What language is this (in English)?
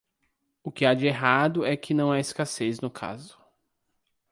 Portuguese